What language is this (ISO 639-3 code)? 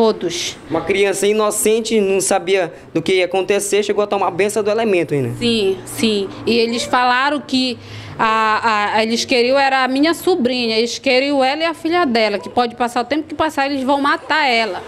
por